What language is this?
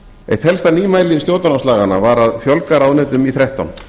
Icelandic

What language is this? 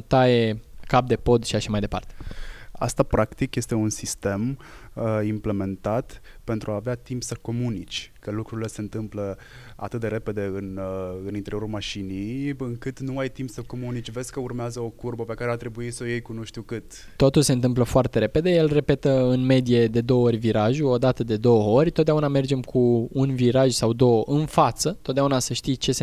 Romanian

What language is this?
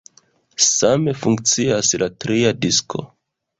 Esperanto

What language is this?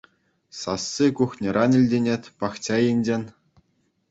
Chuvash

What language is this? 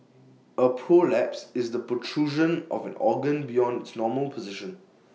English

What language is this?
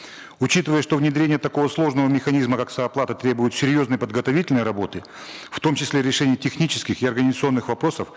Kazakh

